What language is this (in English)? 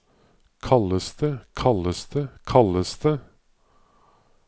Norwegian